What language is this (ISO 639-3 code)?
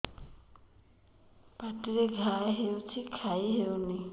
ori